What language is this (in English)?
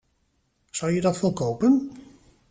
Dutch